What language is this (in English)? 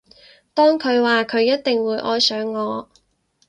Cantonese